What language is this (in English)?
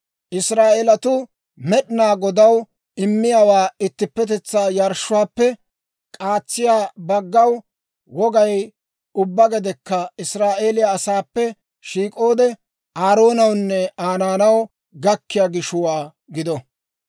Dawro